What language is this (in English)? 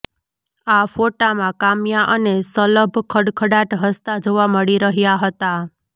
Gujarati